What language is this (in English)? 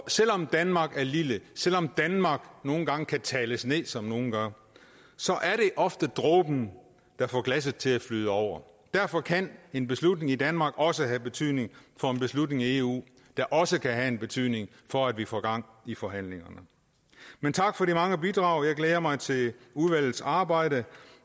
Danish